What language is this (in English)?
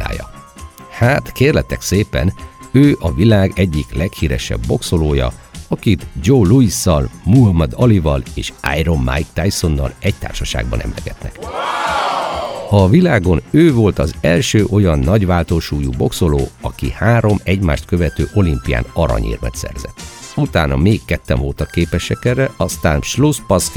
Hungarian